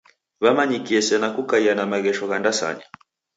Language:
Taita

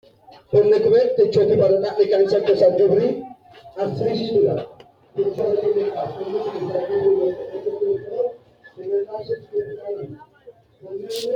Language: Sidamo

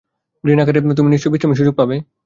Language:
Bangla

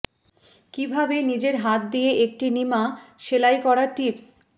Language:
Bangla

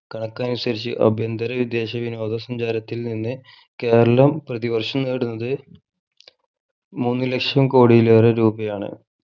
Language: Malayalam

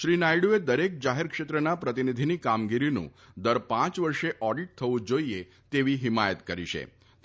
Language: Gujarati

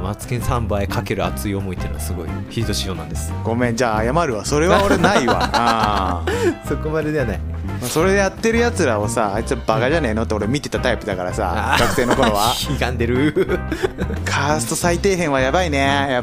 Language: Japanese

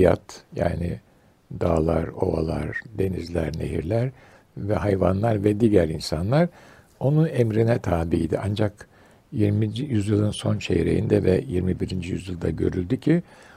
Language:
Turkish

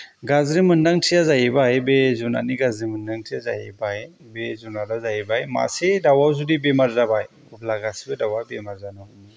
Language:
Bodo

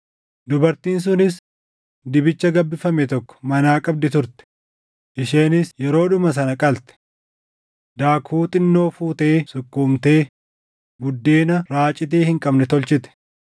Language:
Oromo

